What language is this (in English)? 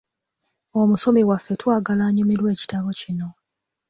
Ganda